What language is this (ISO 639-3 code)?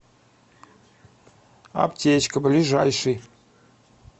rus